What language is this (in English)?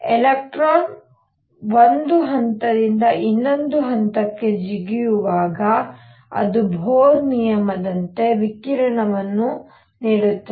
Kannada